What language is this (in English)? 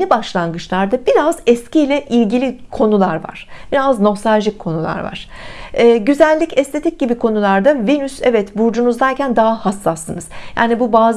Turkish